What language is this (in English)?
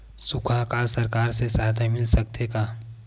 Chhattisgarhi